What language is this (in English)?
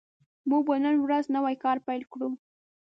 Pashto